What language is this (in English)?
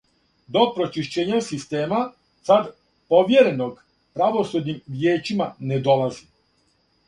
Serbian